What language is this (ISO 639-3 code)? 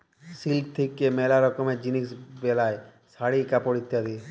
ben